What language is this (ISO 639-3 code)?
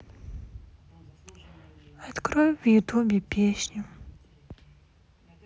rus